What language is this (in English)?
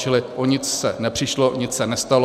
Czech